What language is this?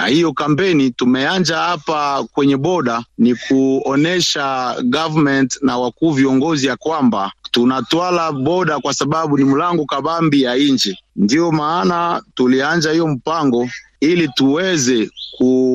Swahili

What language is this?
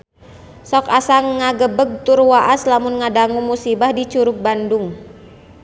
Sundanese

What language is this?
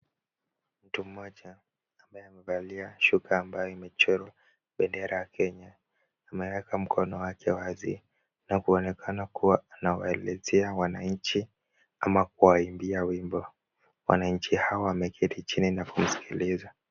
Swahili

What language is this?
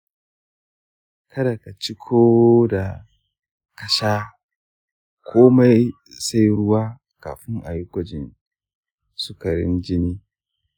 Hausa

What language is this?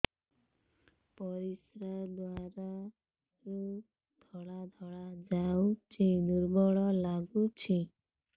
Odia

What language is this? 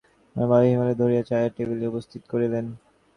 Bangla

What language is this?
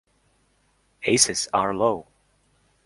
English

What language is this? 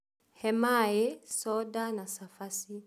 Kikuyu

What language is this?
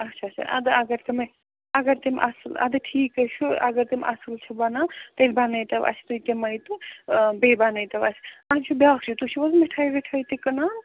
Kashmiri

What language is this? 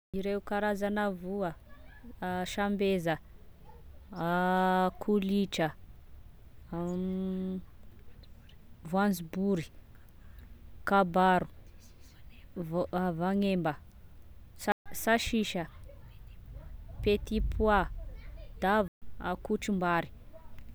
Tesaka Malagasy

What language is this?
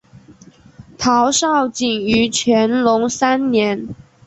Chinese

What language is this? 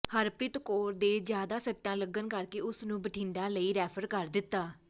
Punjabi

